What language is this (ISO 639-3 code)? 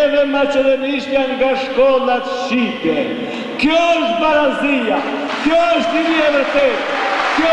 ron